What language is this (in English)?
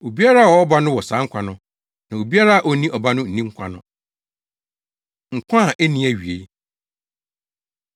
Akan